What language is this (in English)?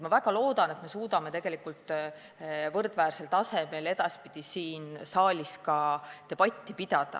Estonian